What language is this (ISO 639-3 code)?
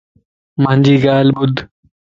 lss